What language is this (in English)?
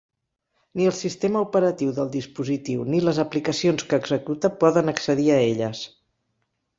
Catalan